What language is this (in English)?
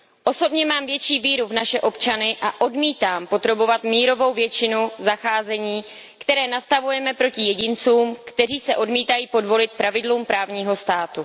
Czech